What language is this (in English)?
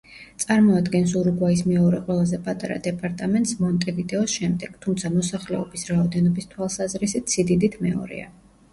Georgian